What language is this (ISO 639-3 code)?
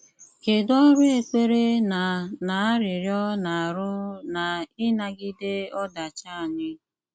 ibo